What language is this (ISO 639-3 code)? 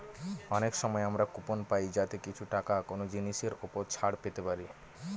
ben